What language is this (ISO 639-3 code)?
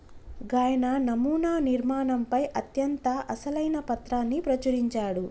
tel